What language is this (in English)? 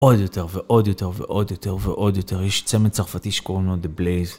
Hebrew